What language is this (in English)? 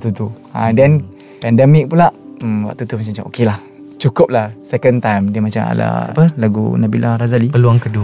Malay